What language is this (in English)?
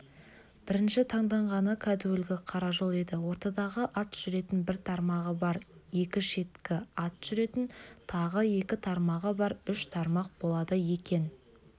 Kazakh